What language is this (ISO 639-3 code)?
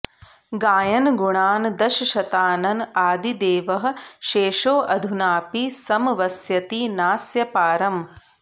san